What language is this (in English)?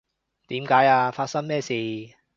Cantonese